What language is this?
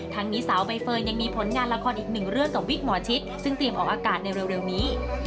Thai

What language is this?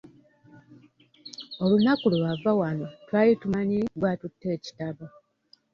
Ganda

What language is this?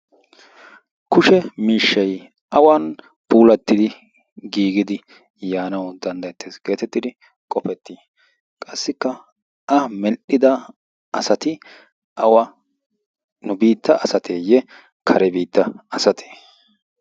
Wolaytta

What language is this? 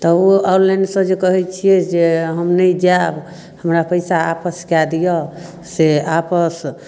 Maithili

